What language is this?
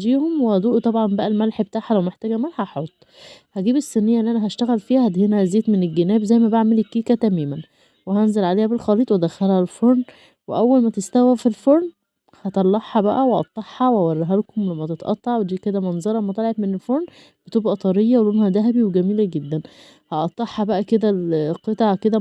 Arabic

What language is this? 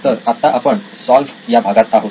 Marathi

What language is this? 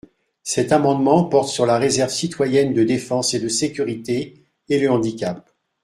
French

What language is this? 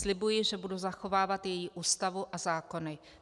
Czech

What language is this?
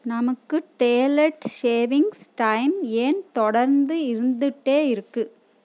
Tamil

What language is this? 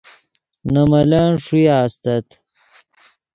Yidgha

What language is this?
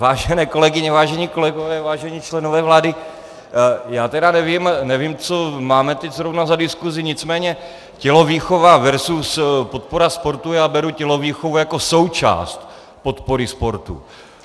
Czech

